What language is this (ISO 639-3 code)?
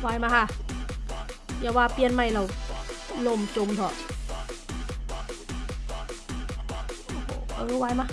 tha